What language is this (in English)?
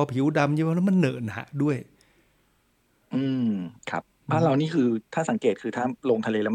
Thai